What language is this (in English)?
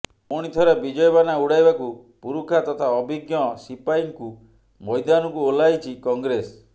Odia